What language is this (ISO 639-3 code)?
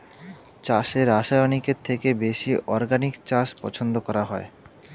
ben